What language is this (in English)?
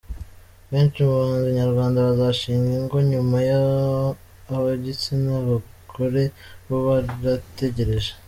Kinyarwanda